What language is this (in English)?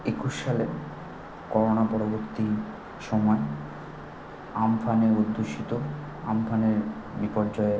Bangla